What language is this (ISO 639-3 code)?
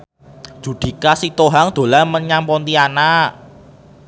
jav